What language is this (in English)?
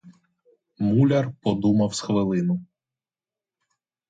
Ukrainian